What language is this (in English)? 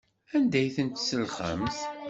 Kabyle